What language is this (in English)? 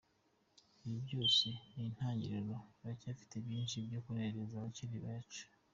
Kinyarwanda